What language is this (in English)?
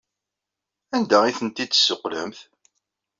Kabyle